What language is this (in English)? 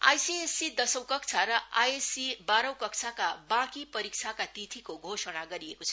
Nepali